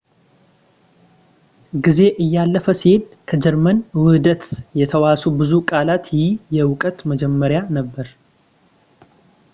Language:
Amharic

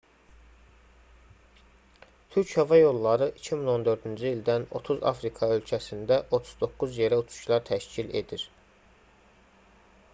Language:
Azerbaijani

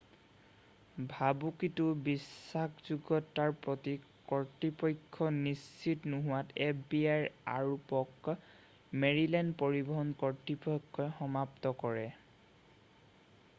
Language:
Assamese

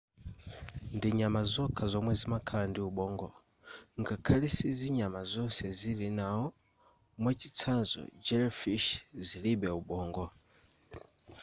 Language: Nyanja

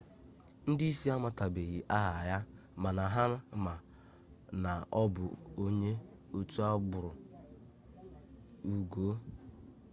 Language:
Igbo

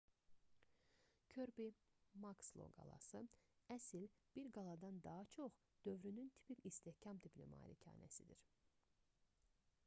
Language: Azerbaijani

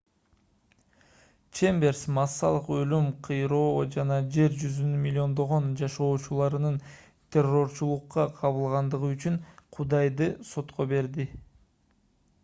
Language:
Kyrgyz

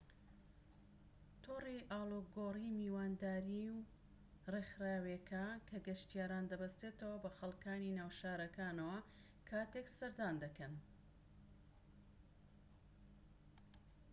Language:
Central Kurdish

